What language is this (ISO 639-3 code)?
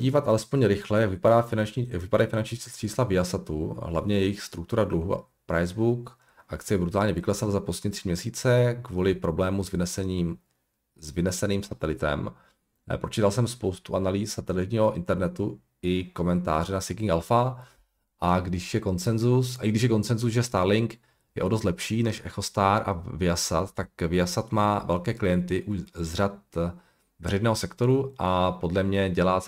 ces